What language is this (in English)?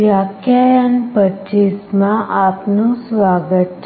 Gujarati